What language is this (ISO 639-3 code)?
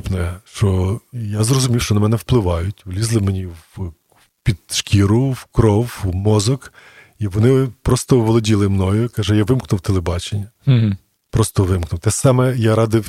ukr